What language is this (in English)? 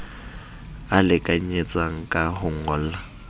Southern Sotho